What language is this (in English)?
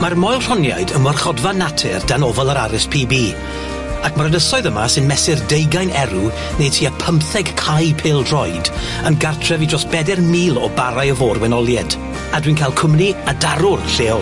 Welsh